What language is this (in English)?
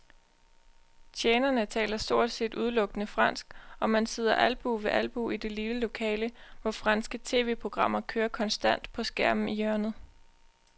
Danish